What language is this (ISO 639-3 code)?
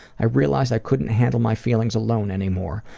eng